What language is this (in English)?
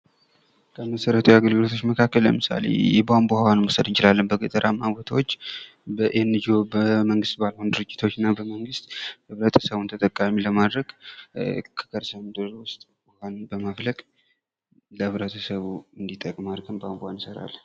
Amharic